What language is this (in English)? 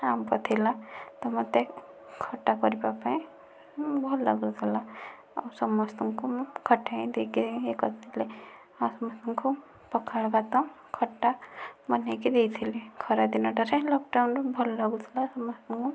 Odia